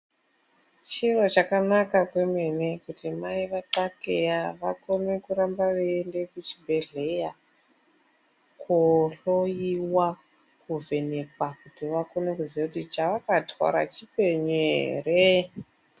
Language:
Ndau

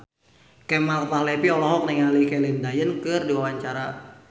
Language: Sundanese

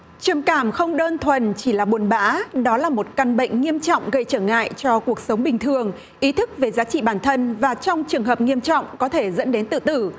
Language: Vietnamese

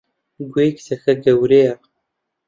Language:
Central Kurdish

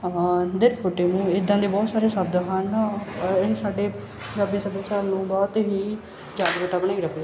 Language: Punjabi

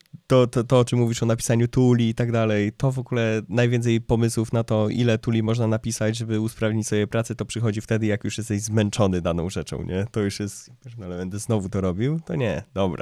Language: Polish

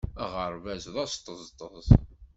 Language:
Kabyle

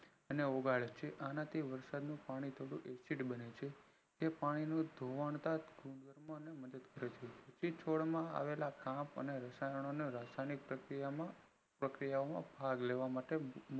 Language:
Gujarati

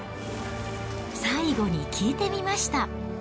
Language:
Japanese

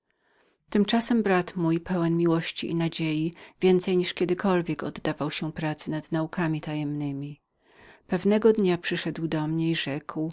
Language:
Polish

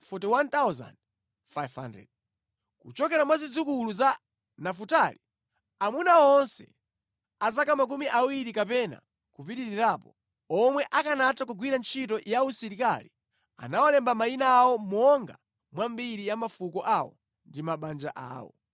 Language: Nyanja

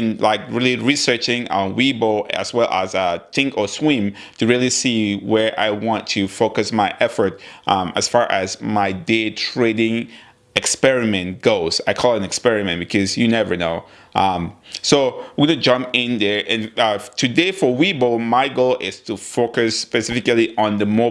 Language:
English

